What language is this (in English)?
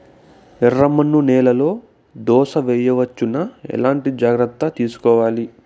Telugu